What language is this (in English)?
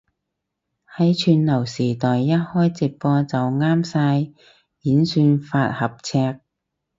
Cantonese